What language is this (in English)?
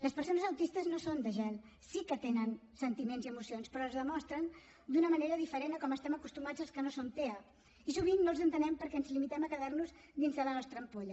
Catalan